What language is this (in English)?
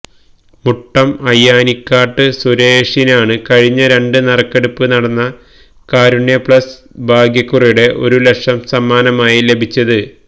Malayalam